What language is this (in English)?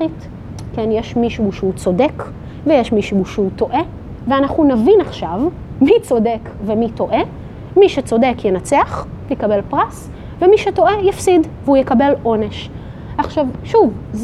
Hebrew